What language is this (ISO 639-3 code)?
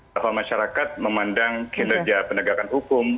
ind